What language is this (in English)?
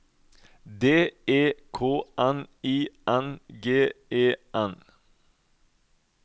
Norwegian